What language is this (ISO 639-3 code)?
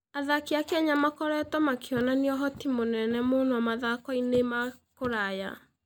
kik